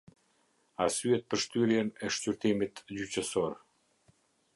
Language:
Albanian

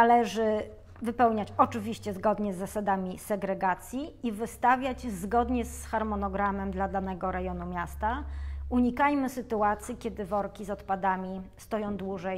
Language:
Polish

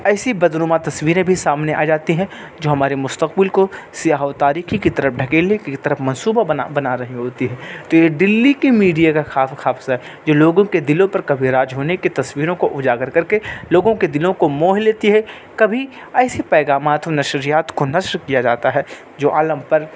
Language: Urdu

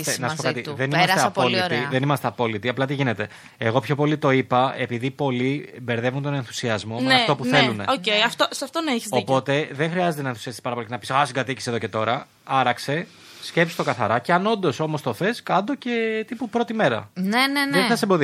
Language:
Greek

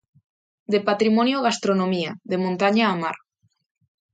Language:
Galician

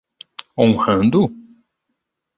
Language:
Portuguese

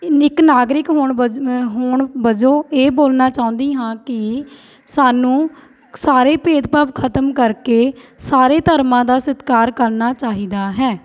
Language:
Punjabi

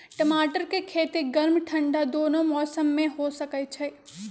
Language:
Magahi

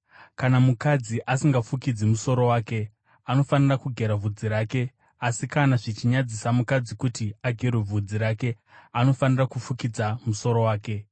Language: Shona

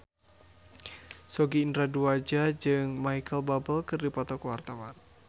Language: Sundanese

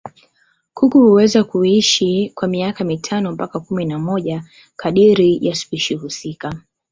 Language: Swahili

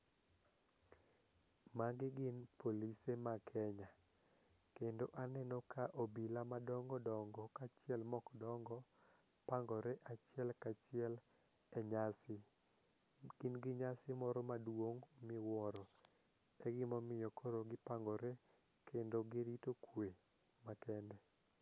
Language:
Luo (Kenya and Tanzania)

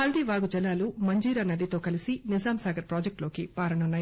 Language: Telugu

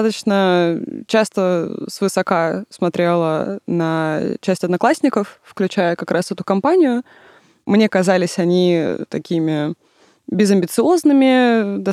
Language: Russian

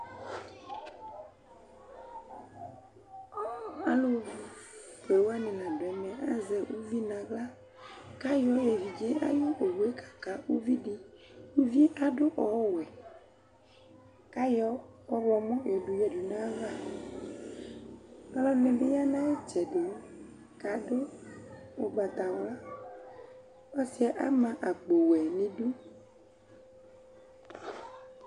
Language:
Ikposo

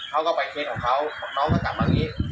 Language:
Thai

